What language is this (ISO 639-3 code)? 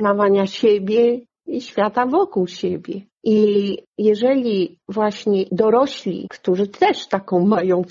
pol